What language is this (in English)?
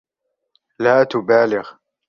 Arabic